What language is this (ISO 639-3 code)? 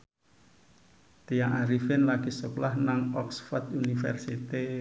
jav